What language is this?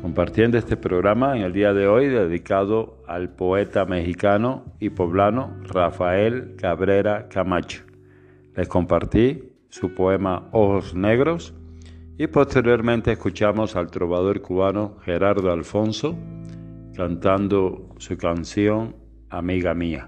Spanish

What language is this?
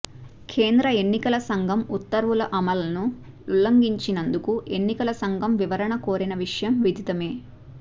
Telugu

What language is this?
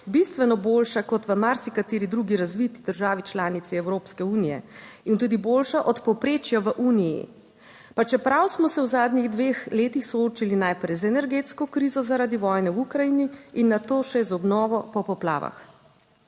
Slovenian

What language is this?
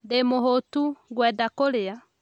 Kikuyu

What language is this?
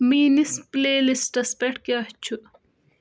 Kashmiri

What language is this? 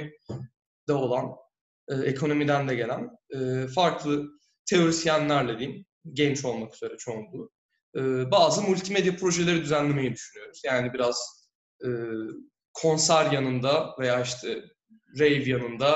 Turkish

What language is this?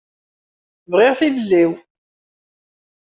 Kabyle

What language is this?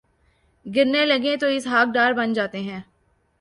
Urdu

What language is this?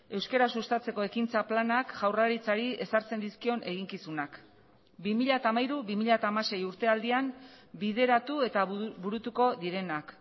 Basque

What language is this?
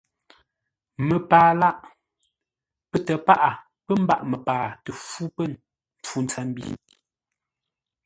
Ngombale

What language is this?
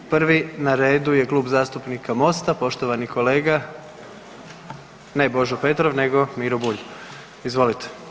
Croatian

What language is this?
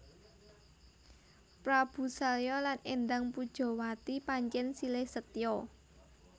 Javanese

